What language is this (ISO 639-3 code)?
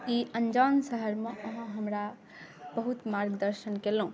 mai